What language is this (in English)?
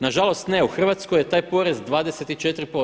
Croatian